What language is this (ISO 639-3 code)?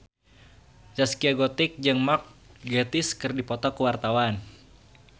sun